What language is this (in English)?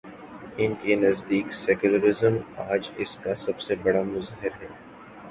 Urdu